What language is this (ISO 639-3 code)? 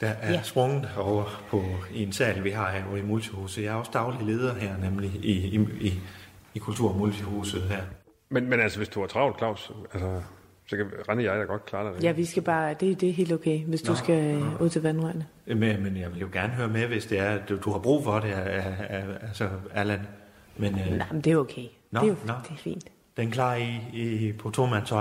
dan